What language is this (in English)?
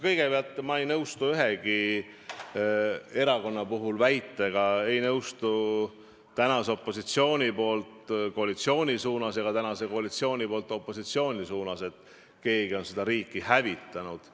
Estonian